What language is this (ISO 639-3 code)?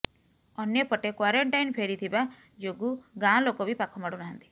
ori